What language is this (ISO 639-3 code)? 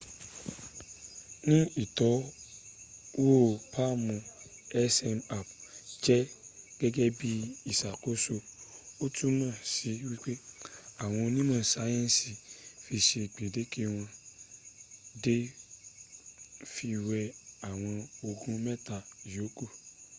yor